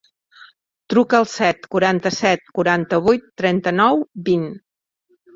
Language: Catalan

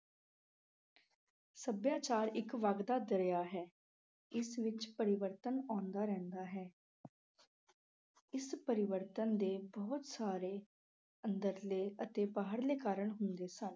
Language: Punjabi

